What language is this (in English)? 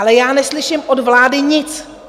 Czech